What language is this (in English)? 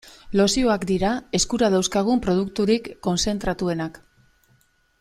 Basque